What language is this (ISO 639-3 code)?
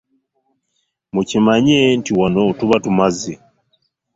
lug